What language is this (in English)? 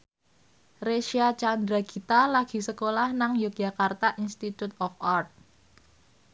Javanese